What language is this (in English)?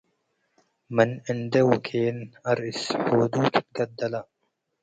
Tigre